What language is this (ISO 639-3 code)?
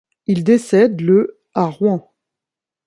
fra